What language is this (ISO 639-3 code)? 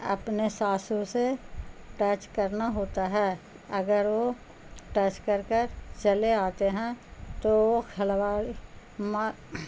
urd